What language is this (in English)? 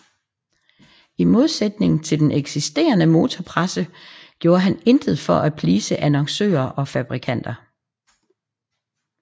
Danish